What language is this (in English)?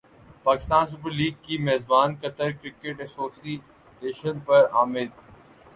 Urdu